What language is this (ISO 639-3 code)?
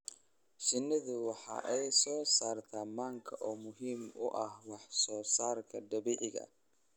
som